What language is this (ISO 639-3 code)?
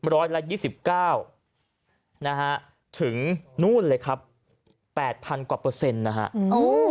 tha